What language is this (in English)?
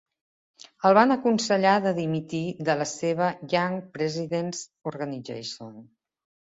Catalan